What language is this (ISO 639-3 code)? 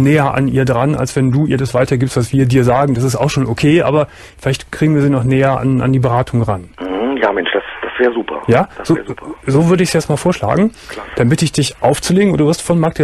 deu